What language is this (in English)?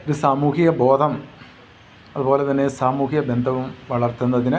Malayalam